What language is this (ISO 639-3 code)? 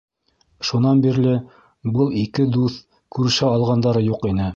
bak